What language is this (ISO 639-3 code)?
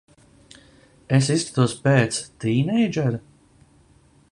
lav